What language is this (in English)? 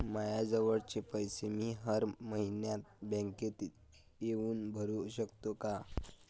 Marathi